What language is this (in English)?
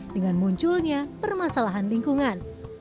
Indonesian